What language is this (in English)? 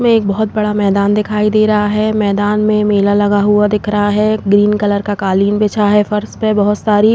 Hindi